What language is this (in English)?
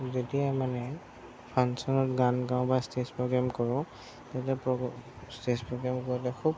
Assamese